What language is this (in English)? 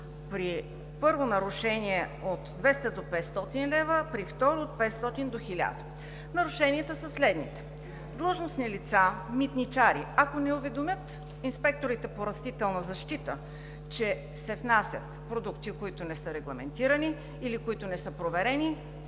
Bulgarian